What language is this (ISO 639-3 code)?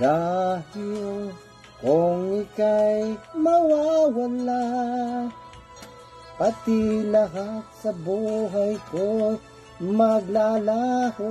ara